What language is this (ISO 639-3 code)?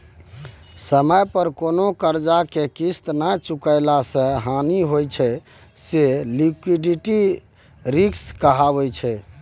mai